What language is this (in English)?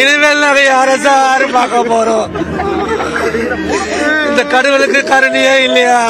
Tamil